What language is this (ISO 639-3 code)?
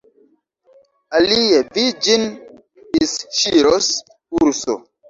epo